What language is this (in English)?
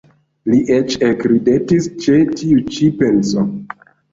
Esperanto